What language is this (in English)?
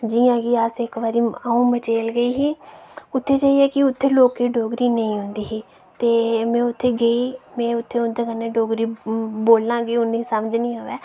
Dogri